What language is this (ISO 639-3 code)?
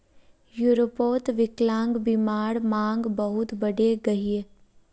mag